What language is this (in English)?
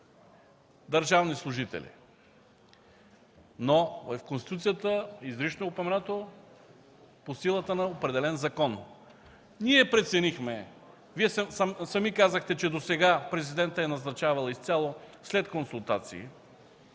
Bulgarian